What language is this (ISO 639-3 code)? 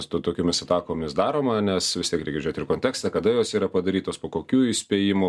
lit